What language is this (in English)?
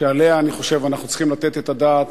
Hebrew